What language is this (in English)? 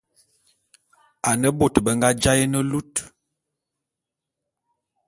Bulu